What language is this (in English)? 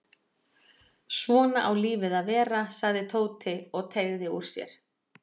Icelandic